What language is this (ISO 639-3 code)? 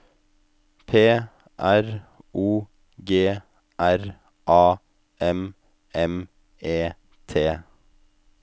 nor